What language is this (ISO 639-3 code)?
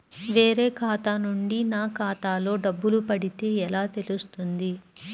tel